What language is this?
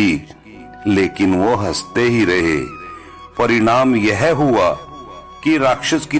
Hindi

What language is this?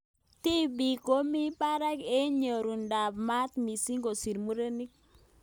Kalenjin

